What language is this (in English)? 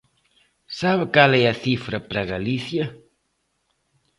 Galician